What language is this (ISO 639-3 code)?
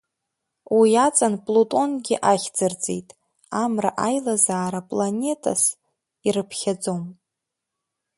abk